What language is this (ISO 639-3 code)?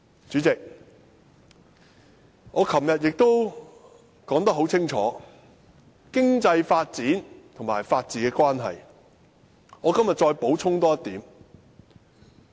yue